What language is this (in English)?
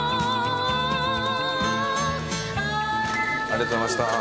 Japanese